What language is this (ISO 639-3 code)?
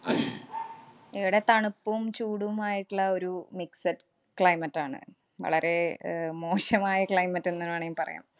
mal